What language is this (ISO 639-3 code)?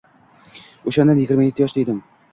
uzb